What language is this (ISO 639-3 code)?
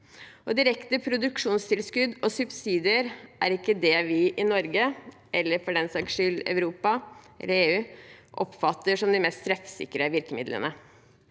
nor